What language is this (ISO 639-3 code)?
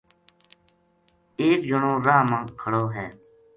gju